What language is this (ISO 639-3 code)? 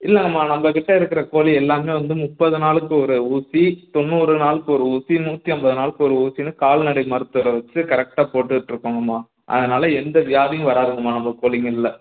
tam